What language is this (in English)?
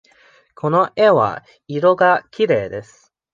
Japanese